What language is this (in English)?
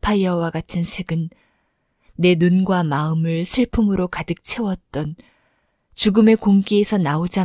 Korean